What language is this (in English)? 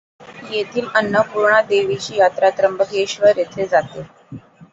Marathi